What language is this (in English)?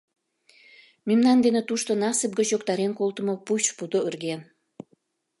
Mari